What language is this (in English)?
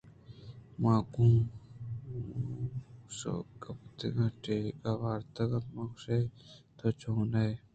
Eastern Balochi